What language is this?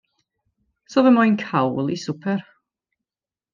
Welsh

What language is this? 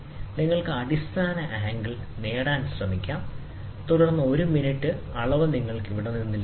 Malayalam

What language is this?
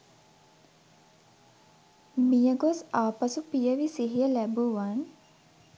Sinhala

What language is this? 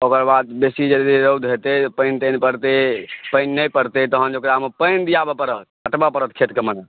Maithili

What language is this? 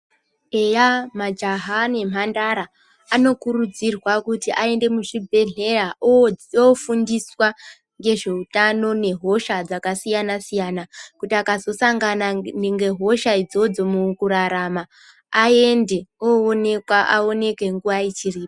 Ndau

